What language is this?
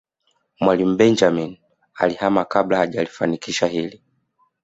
Swahili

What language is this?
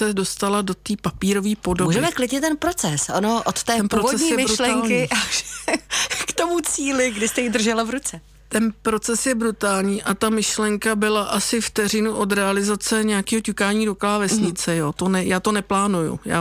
Czech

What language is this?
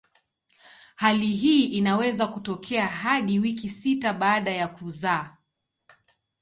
Swahili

